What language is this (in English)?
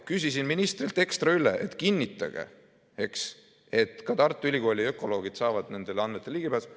Estonian